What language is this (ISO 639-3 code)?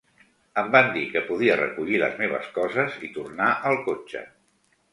cat